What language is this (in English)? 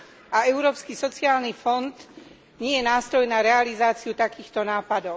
Slovak